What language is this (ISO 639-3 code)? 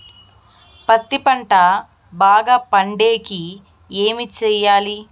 tel